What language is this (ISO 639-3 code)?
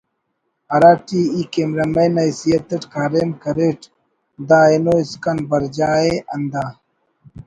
brh